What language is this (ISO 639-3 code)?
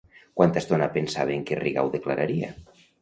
cat